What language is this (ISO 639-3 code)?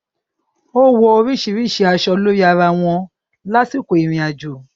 yor